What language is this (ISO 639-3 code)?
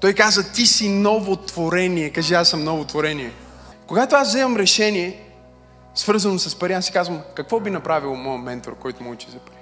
bul